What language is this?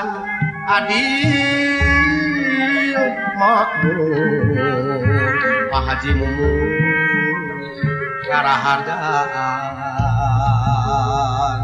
Indonesian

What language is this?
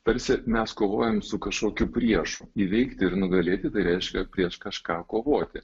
Lithuanian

